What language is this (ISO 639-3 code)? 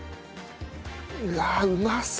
jpn